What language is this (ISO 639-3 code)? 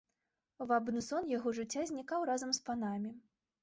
bel